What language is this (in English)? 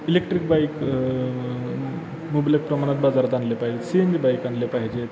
Marathi